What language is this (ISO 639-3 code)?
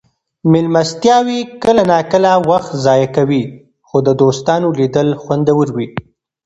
pus